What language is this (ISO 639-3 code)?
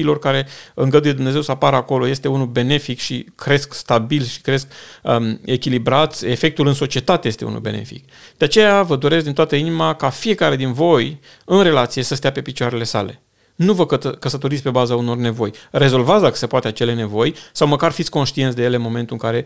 ron